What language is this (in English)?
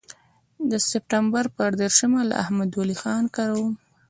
Pashto